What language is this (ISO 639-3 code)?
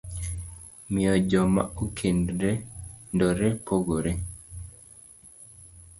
luo